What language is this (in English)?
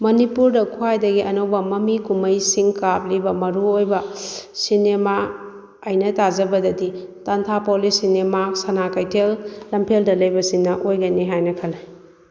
Manipuri